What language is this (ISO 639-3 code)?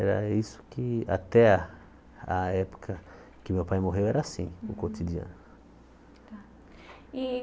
por